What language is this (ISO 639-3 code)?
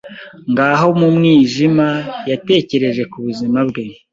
kin